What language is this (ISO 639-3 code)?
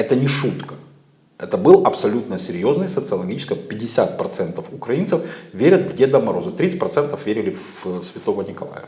rus